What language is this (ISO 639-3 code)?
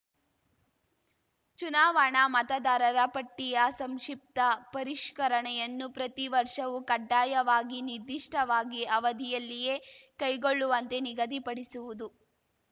kan